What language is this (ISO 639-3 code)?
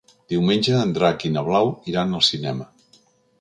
cat